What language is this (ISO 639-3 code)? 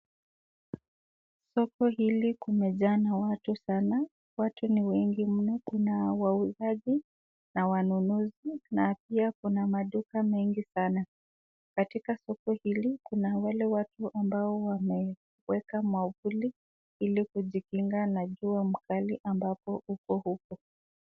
swa